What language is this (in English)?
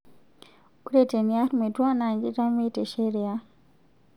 Masai